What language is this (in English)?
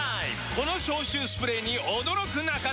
Japanese